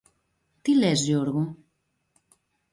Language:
Greek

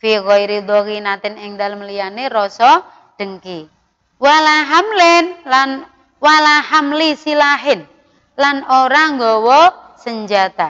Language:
Indonesian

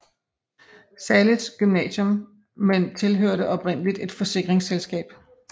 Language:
Danish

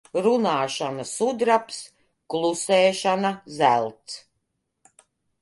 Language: Latvian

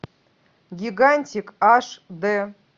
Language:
Russian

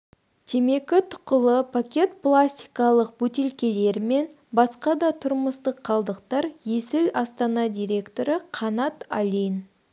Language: Kazakh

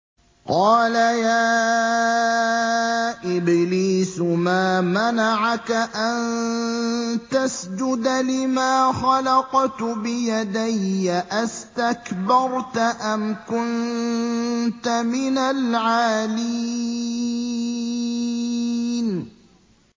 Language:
Arabic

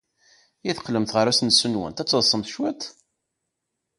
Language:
Kabyle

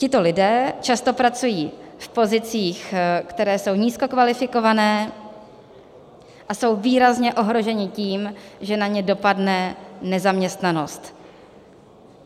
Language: Czech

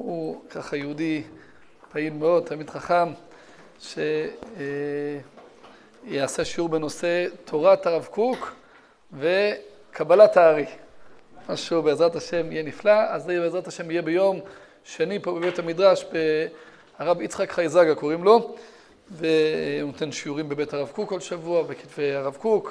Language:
Hebrew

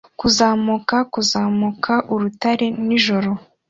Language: Kinyarwanda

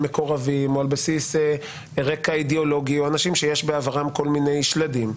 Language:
Hebrew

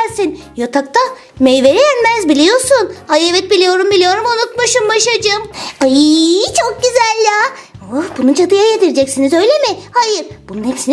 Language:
Turkish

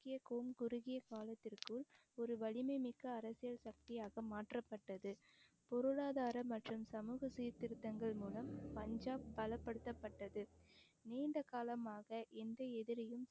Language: Tamil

